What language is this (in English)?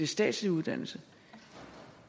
Danish